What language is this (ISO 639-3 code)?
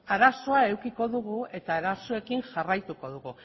eus